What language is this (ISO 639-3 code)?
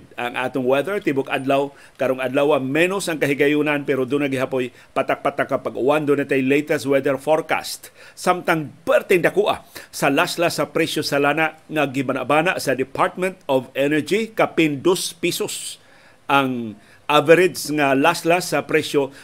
fil